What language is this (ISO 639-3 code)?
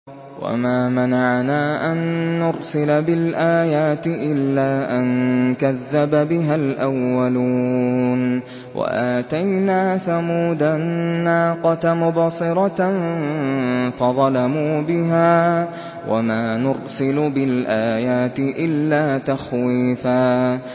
ara